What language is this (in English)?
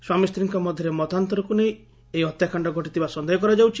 Odia